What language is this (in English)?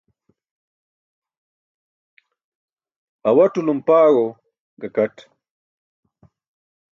Burushaski